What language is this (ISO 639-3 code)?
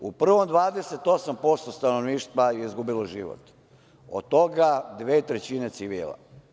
srp